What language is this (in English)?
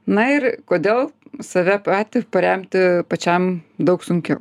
Lithuanian